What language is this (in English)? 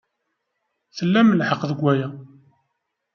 Kabyle